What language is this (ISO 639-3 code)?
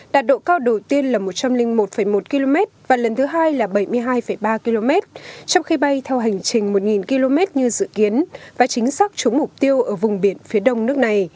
vie